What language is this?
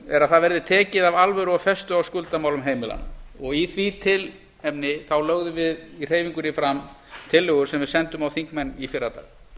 Icelandic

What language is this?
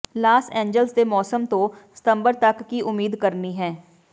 Punjabi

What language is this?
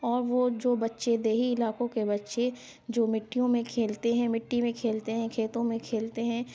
Urdu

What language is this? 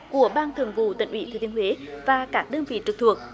Vietnamese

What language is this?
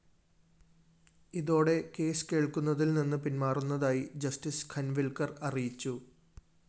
Malayalam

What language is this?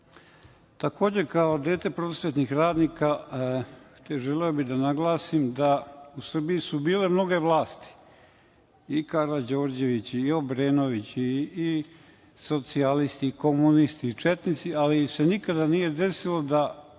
Serbian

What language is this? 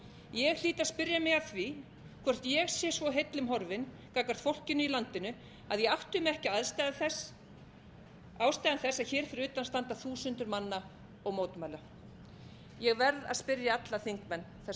Icelandic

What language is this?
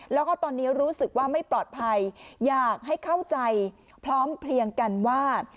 Thai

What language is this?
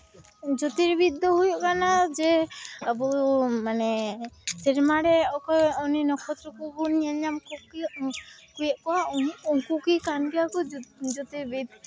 Santali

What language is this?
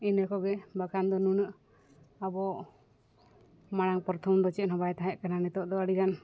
Santali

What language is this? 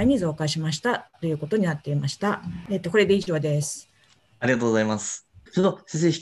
Japanese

